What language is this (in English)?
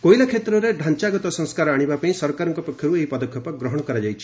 Odia